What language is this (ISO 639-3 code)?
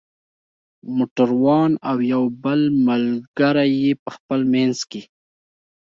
pus